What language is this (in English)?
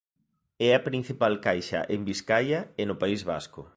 Galician